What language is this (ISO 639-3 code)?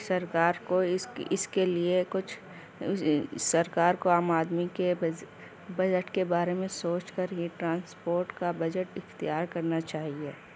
urd